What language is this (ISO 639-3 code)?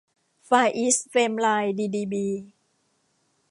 tha